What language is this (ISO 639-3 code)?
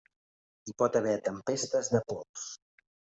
cat